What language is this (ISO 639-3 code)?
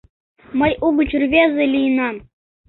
chm